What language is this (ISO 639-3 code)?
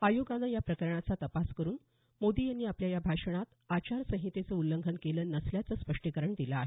mar